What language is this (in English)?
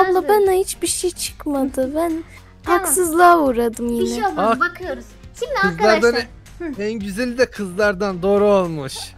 Turkish